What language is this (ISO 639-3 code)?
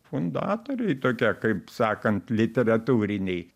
lit